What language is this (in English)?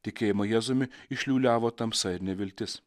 Lithuanian